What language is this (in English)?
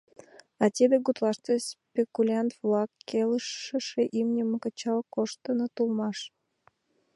Mari